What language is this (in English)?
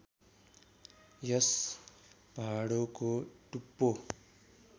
Nepali